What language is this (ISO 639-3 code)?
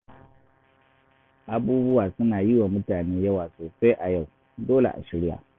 hau